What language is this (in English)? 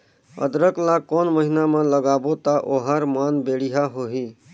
Chhattisgarhi